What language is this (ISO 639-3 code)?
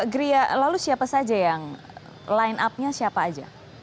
ind